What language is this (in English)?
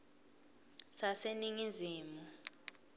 Swati